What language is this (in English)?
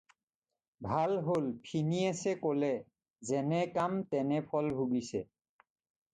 Assamese